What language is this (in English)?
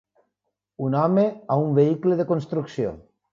Catalan